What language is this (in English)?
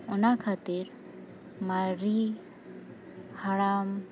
Santali